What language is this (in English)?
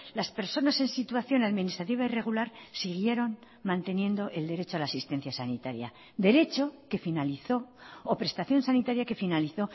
Spanish